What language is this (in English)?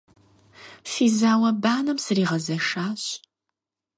Kabardian